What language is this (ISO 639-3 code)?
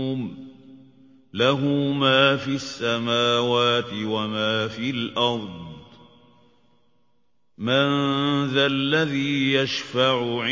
ara